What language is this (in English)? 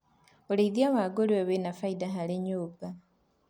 Kikuyu